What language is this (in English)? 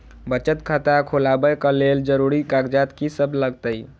Maithili